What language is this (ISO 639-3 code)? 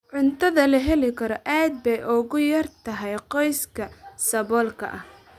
som